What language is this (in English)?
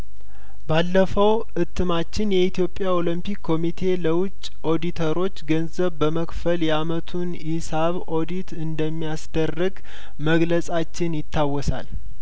Amharic